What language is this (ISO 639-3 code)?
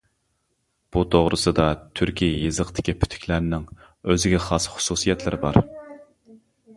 uig